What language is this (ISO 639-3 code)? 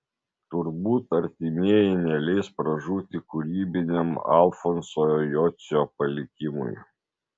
lit